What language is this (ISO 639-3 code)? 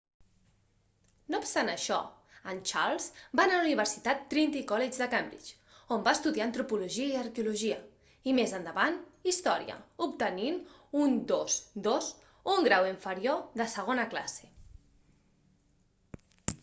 cat